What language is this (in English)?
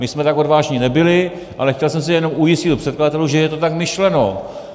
Czech